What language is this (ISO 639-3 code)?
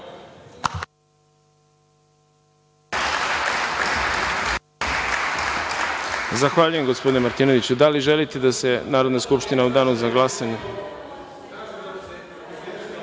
srp